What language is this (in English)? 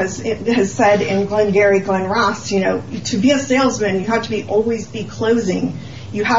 English